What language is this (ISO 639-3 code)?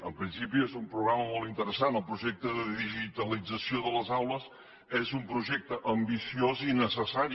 cat